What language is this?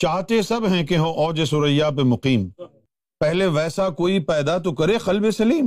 Urdu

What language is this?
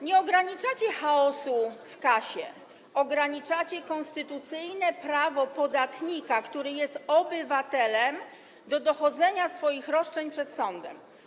Polish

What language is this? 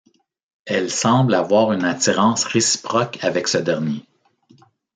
French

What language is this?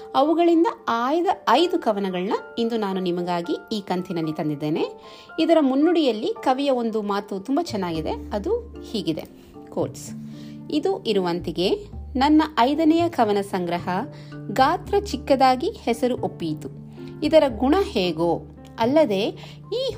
Kannada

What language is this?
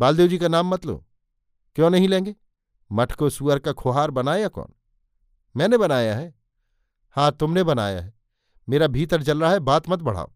Hindi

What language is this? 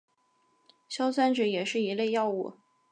Chinese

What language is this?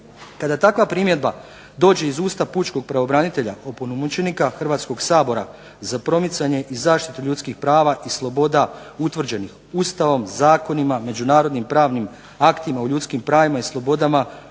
Croatian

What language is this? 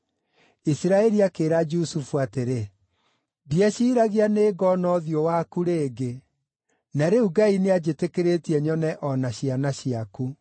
Kikuyu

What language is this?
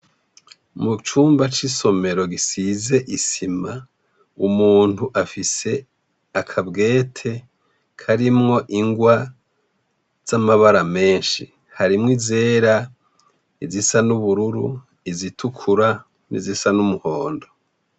Rundi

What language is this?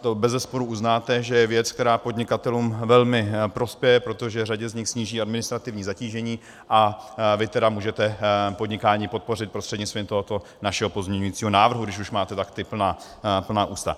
Czech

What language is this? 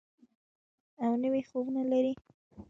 Pashto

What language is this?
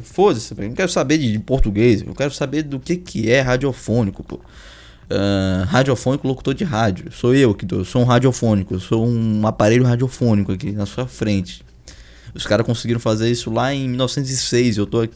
Portuguese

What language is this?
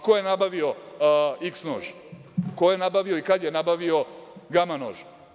Serbian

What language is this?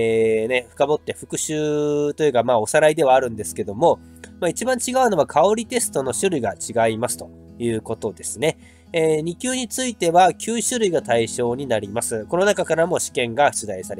Japanese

